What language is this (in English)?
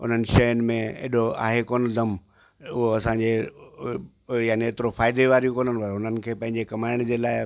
Sindhi